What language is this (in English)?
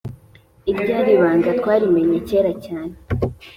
Kinyarwanda